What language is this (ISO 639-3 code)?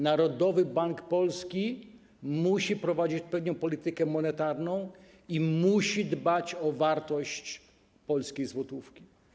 pol